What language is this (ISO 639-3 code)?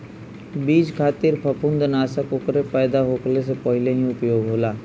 bho